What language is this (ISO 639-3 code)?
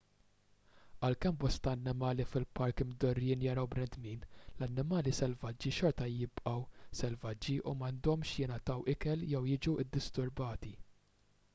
mlt